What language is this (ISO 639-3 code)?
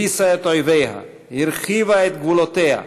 heb